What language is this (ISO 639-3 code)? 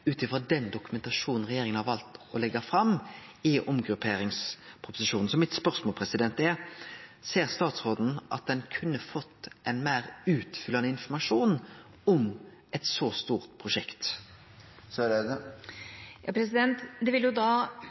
nor